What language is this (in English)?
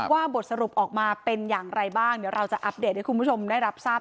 Thai